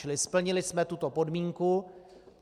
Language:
Czech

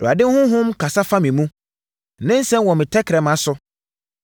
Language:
Akan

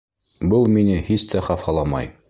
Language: Bashkir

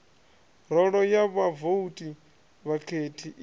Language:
Venda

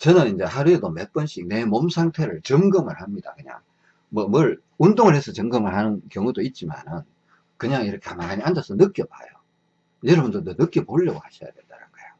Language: Korean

